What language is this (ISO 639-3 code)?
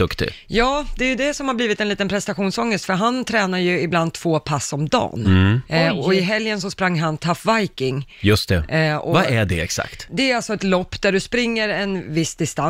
swe